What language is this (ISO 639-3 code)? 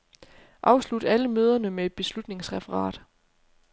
dan